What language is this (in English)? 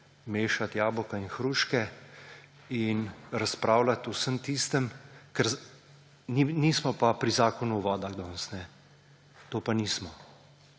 Slovenian